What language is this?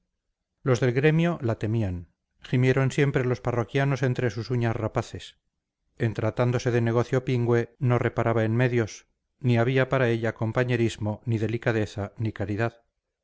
Spanish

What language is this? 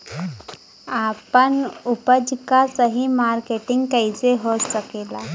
Bhojpuri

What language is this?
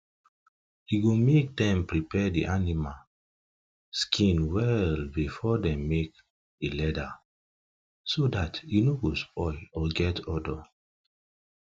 Nigerian Pidgin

